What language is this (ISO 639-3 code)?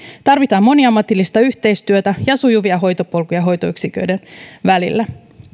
fin